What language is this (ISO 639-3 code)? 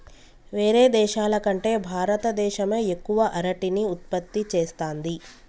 tel